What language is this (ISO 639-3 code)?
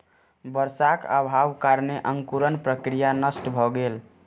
mai